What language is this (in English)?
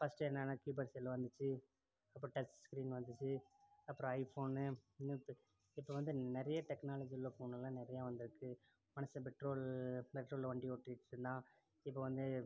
Tamil